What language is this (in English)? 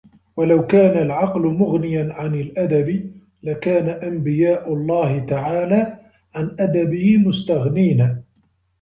Arabic